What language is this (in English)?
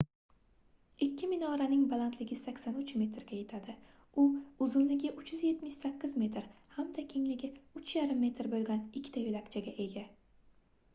Uzbek